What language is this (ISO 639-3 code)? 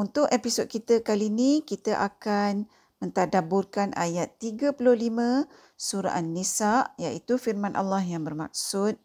msa